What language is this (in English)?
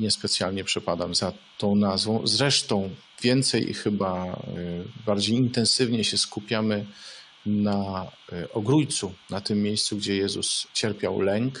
Polish